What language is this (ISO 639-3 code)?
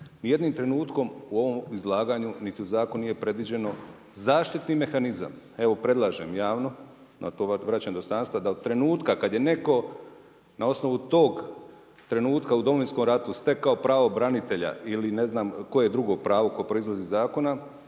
hrv